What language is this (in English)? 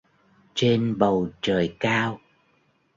Vietnamese